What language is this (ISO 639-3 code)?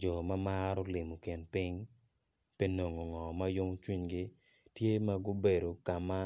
ach